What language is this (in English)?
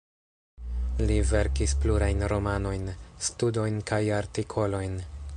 Esperanto